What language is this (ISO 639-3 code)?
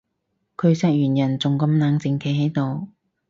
yue